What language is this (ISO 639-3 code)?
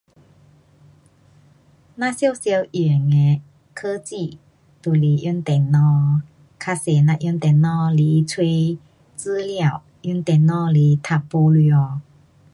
cpx